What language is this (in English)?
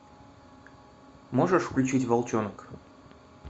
Russian